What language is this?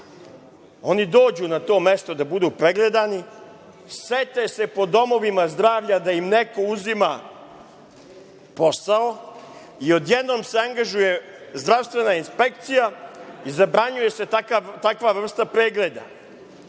Serbian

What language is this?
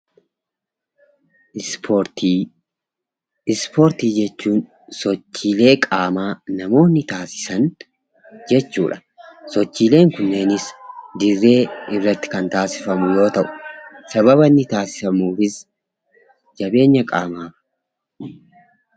Oromo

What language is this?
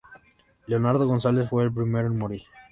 Spanish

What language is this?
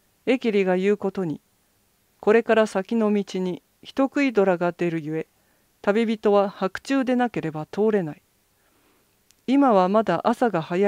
Japanese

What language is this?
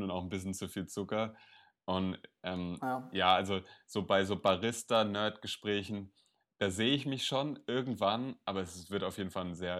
German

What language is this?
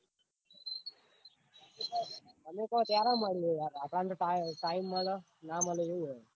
Gujarati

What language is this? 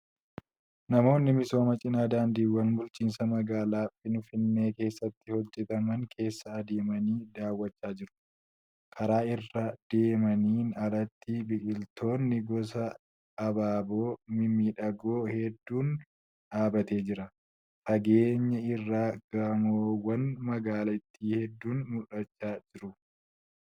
Oromo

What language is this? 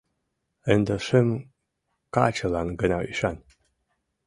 Mari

